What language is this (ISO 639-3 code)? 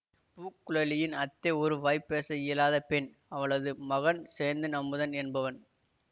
tam